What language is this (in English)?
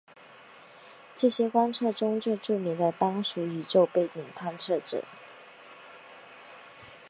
Chinese